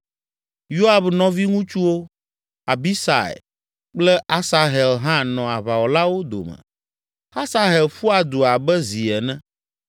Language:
Ewe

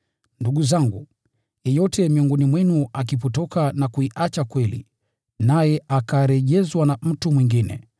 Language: Swahili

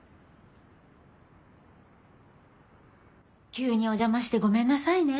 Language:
Japanese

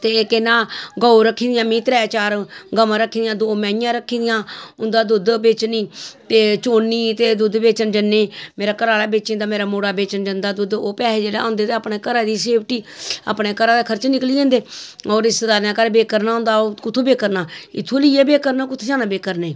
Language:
Dogri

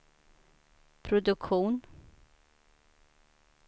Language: Swedish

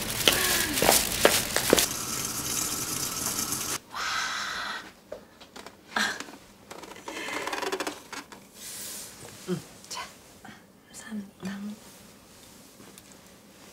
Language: Korean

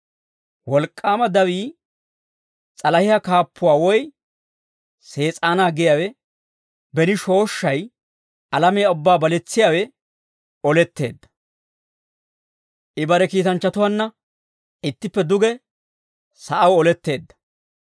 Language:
Dawro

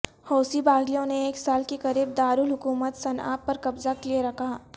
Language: Urdu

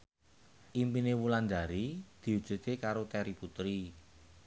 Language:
Javanese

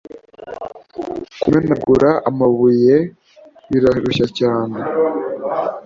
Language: Kinyarwanda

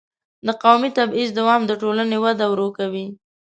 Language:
Pashto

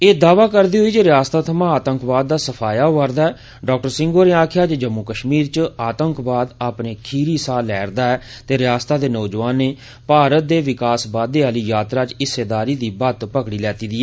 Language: Dogri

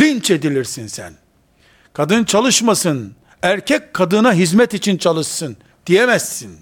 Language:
Turkish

